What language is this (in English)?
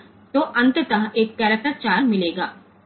Gujarati